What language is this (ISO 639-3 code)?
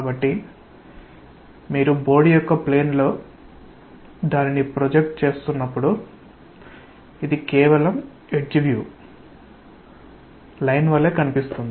tel